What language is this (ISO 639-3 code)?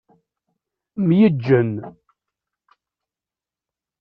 kab